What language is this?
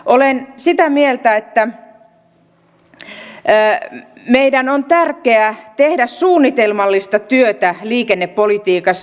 Finnish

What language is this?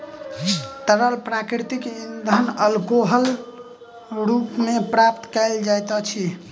Maithili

